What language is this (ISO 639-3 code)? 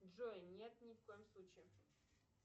rus